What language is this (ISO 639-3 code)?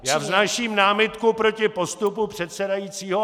ces